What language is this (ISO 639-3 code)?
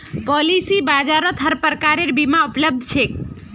mag